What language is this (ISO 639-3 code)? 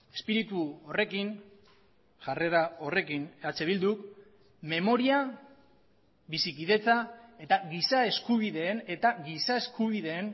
eus